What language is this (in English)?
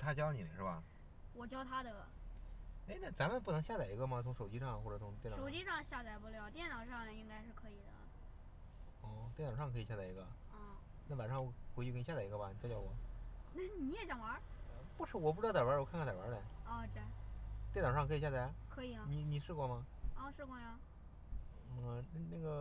Chinese